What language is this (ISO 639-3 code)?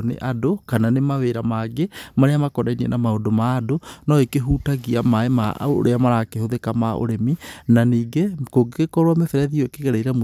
kik